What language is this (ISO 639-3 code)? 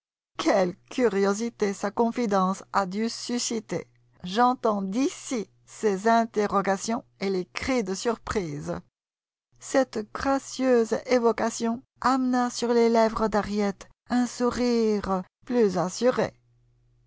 fra